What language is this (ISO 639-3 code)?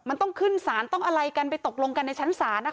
tha